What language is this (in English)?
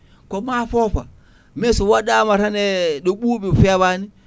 Fula